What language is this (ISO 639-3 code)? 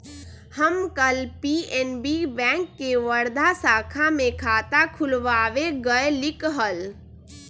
mag